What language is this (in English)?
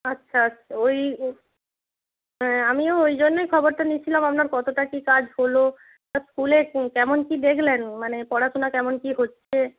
Bangla